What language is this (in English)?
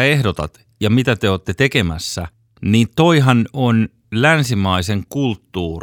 Finnish